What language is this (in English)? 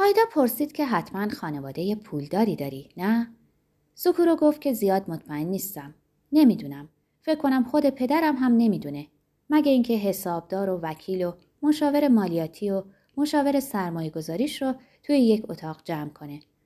Persian